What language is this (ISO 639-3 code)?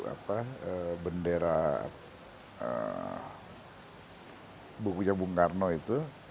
ind